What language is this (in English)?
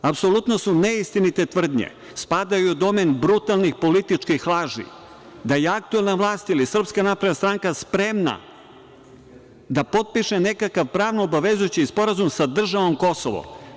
Serbian